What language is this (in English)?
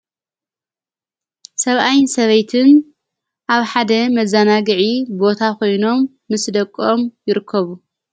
Tigrinya